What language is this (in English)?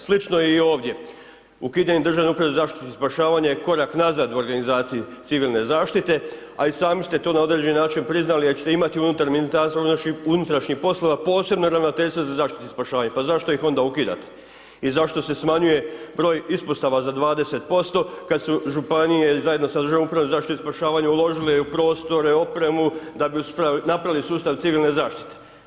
Croatian